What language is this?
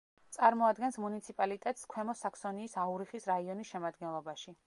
Georgian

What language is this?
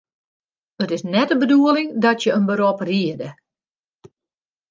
Western Frisian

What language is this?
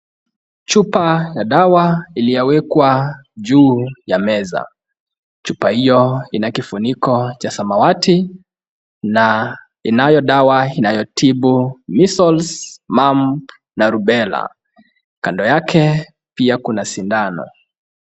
Swahili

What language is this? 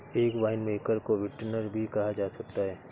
Hindi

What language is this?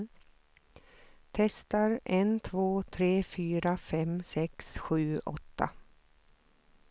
Swedish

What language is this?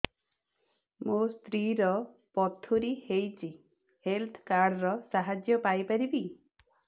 Odia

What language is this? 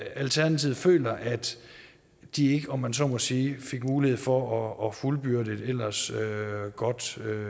Danish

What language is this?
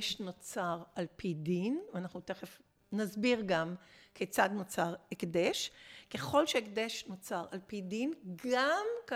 Hebrew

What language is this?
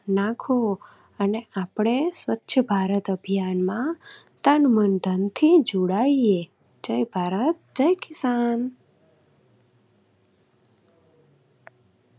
Gujarati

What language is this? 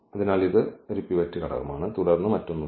Malayalam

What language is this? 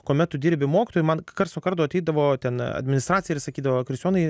Lithuanian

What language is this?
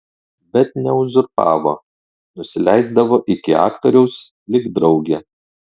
Lithuanian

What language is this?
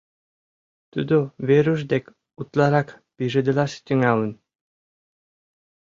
Mari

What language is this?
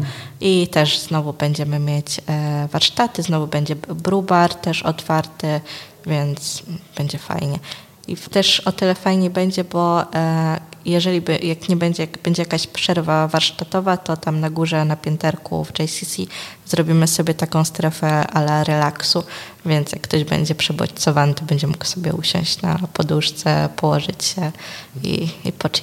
Polish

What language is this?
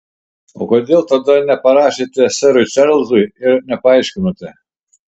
Lithuanian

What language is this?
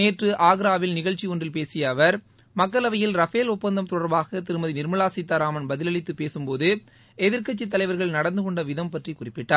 Tamil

